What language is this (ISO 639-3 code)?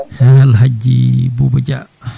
ful